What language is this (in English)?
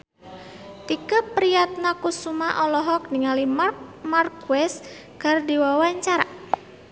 Sundanese